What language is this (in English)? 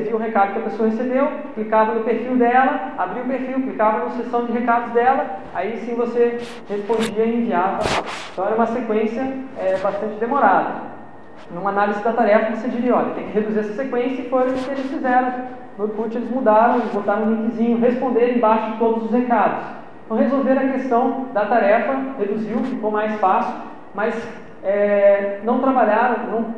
Portuguese